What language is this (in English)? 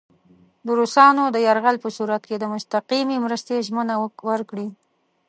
Pashto